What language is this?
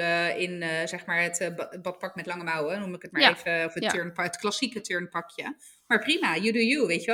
Dutch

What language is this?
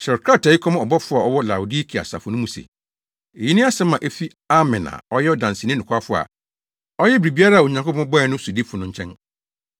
Akan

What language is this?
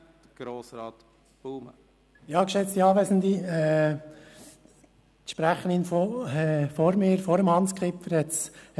Swiss German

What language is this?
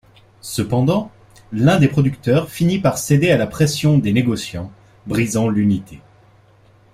French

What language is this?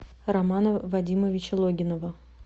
Russian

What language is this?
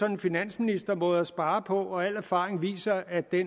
Danish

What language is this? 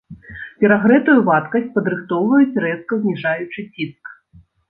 Belarusian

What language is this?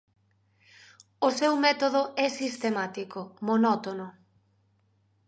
Galician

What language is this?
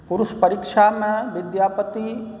Maithili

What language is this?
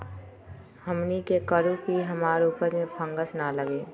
Magahi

